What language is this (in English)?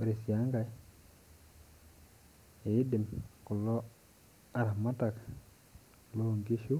Masai